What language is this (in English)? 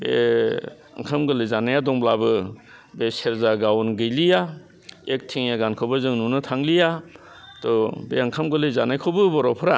Bodo